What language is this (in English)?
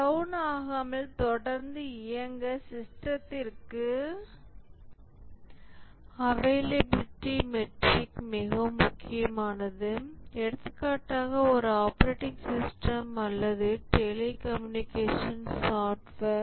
Tamil